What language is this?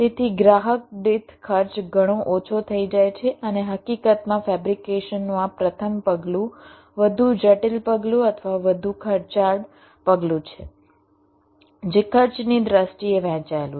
Gujarati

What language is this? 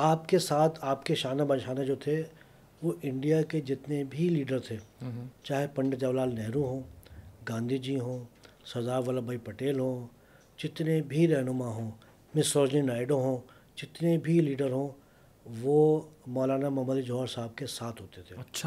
Urdu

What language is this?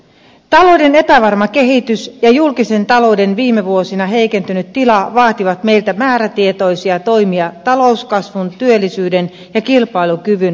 Finnish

